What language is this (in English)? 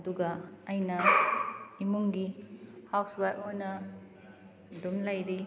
Manipuri